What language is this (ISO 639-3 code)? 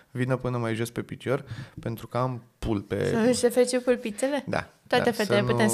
ron